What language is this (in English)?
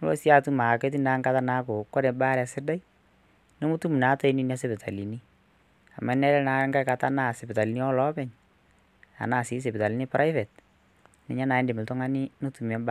Masai